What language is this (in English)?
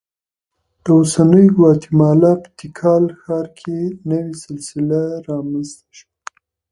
Pashto